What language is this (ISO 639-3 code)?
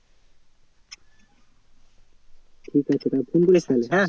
ben